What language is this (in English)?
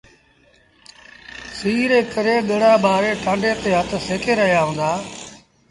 Sindhi Bhil